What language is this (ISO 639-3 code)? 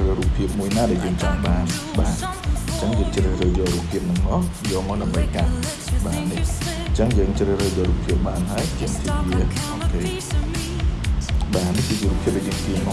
vie